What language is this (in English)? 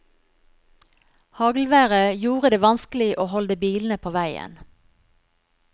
Norwegian